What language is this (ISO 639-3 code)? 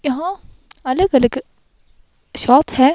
hin